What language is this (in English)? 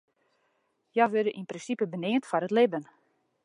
Western Frisian